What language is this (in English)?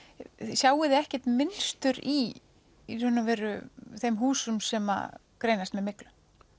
Icelandic